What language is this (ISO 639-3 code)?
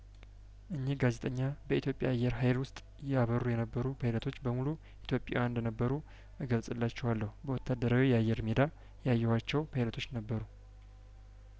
amh